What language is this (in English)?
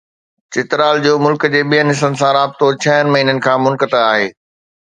Sindhi